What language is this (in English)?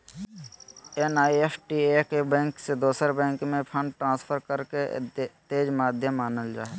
Magahi